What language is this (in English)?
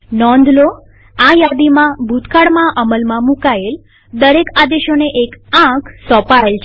Gujarati